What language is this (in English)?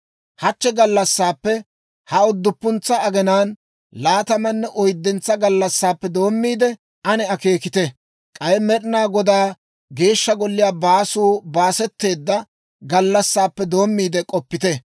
Dawro